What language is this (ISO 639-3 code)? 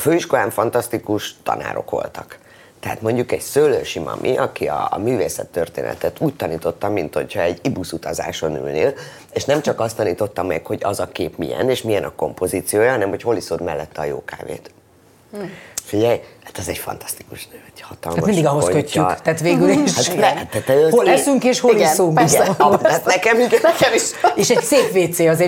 hun